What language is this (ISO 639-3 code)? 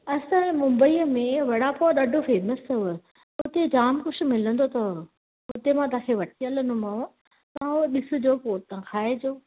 snd